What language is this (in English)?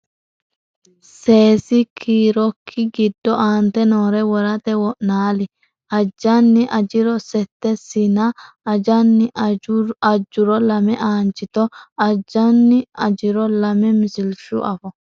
Sidamo